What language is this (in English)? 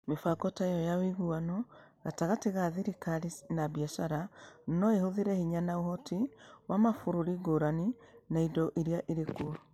Kikuyu